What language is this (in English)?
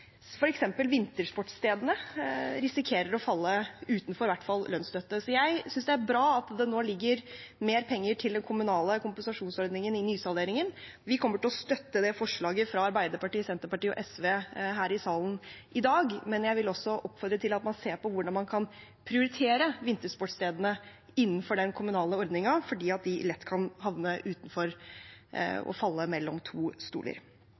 Norwegian Bokmål